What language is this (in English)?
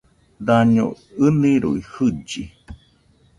Nüpode Huitoto